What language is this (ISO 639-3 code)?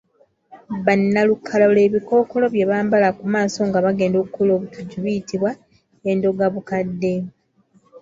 lug